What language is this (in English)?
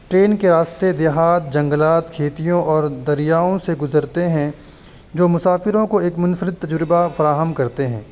Urdu